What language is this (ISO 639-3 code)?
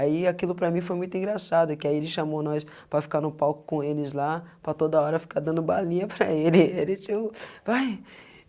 por